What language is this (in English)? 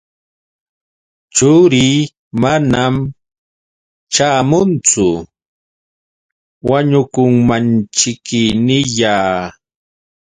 Yauyos Quechua